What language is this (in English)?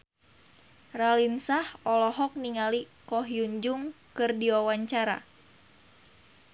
Sundanese